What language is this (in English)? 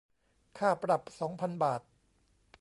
Thai